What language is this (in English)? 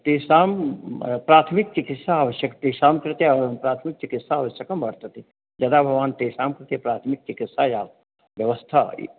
Sanskrit